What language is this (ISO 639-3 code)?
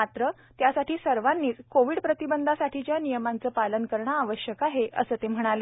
mar